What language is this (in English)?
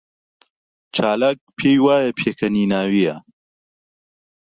Central Kurdish